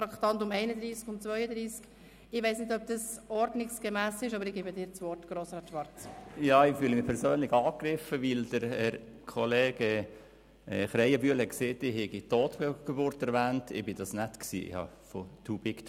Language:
Swiss German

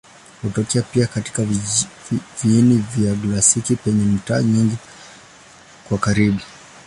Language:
Swahili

